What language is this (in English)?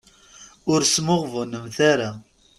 Kabyle